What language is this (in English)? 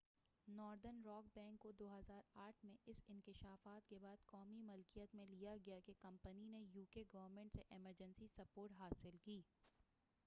Urdu